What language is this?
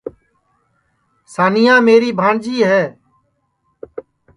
Sansi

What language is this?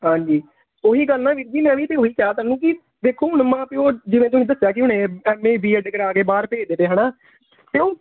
Punjabi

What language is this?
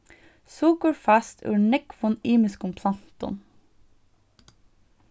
Faroese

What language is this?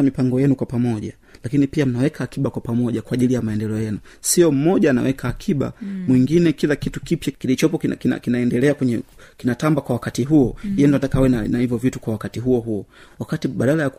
Swahili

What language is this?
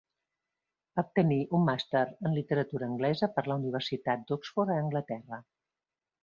Catalan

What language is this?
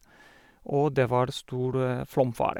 Norwegian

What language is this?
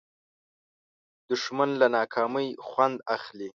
Pashto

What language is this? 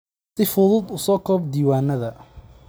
Somali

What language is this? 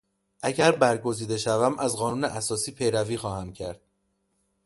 Persian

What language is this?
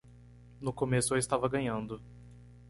Portuguese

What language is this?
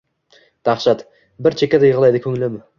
Uzbek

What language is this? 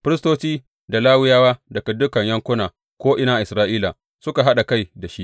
Hausa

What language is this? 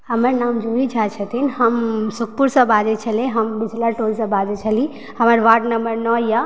Maithili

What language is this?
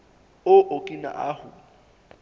Southern Sotho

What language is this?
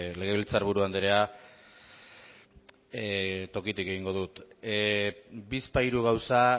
Basque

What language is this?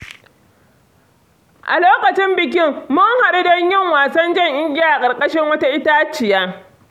Hausa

